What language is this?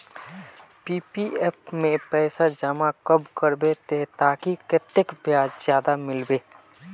Magahi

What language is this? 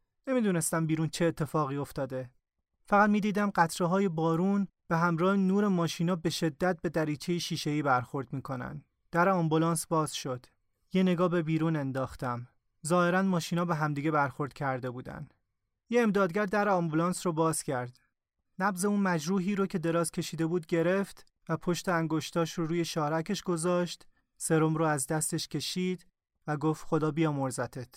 Persian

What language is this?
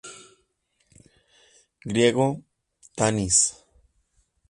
Spanish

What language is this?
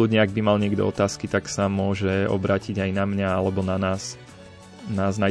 Slovak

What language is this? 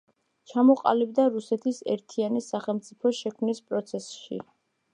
Georgian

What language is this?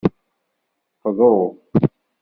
Kabyle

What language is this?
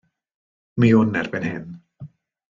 Welsh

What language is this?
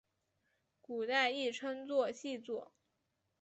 Chinese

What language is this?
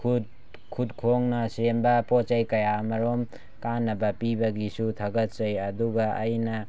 Manipuri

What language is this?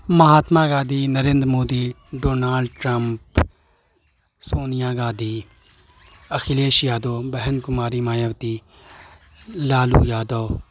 Urdu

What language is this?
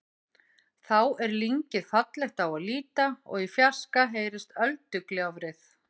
Icelandic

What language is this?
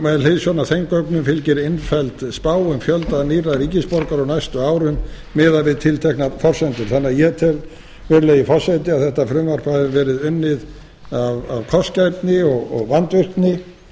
Icelandic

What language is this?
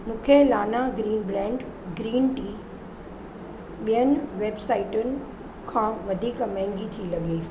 Sindhi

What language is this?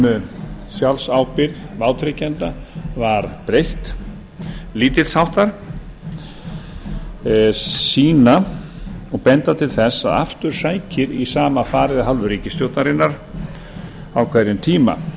Icelandic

